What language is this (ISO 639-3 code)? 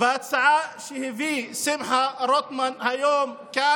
heb